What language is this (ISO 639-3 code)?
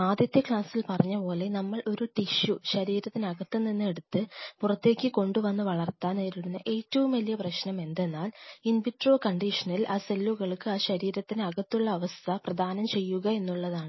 mal